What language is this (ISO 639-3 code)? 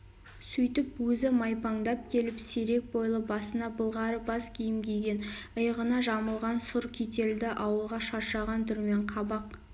kaz